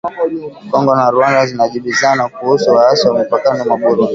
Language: Swahili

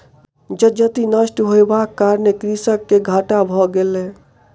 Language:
Maithili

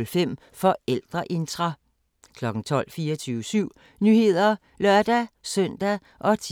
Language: Danish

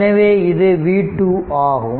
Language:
Tamil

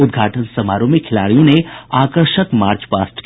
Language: Hindi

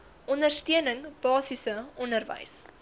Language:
Afrikaans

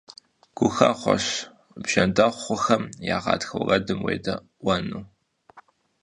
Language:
Kabardian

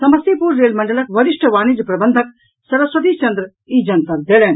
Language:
Maithili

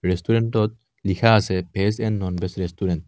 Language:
Assamese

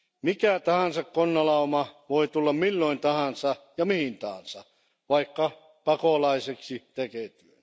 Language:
Finnish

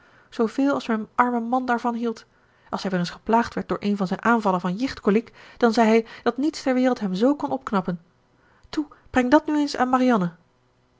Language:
Dutch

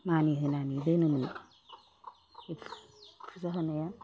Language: Bodo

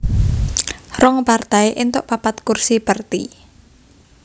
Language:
Javanese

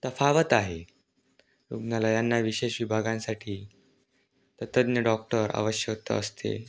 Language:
Marathi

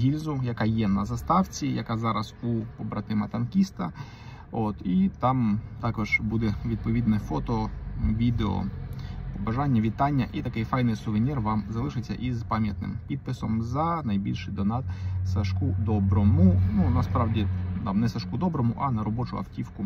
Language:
Ukrainian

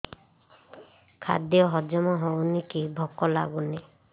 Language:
Odia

